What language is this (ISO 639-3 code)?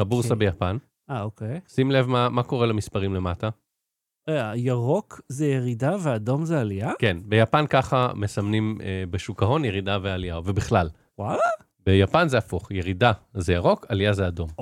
heb